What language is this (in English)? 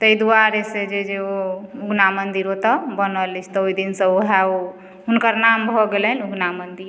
Maithili